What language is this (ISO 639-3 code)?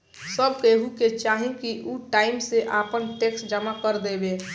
bho